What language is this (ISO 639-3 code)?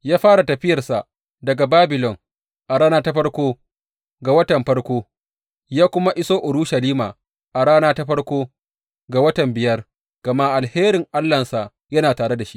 hau